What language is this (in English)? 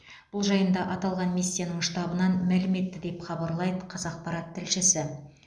Kazakh